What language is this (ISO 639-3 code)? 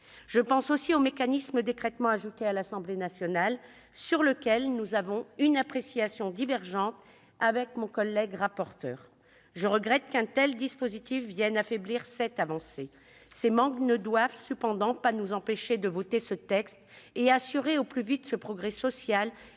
fra